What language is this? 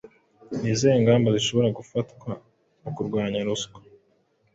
Kinyarwanda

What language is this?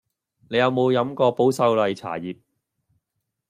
Cantonese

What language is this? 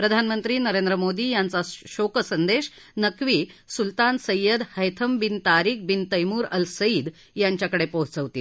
Marathi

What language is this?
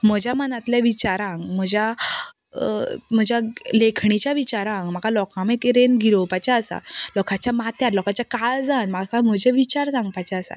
Konkani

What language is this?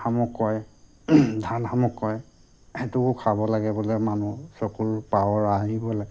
Assamese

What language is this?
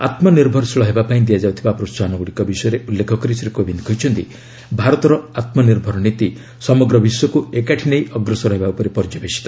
Odia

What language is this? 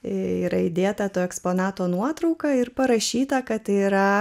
Lithuanian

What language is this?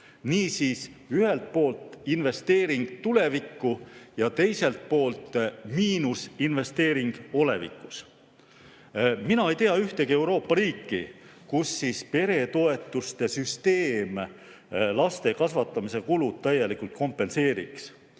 Estonian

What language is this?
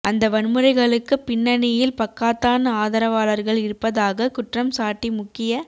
Tamil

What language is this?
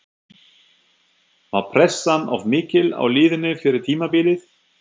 Icelandic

